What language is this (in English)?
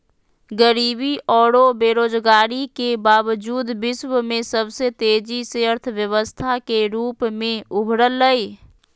Magahi